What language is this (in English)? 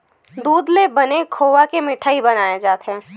Chhattisgarhi